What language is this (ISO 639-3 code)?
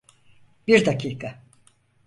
tur